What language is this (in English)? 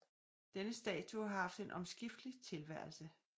Danish